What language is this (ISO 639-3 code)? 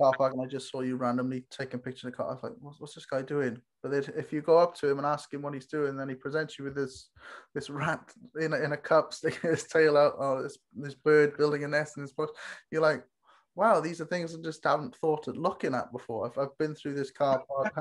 eng